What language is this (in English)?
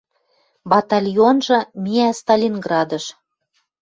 Western Mari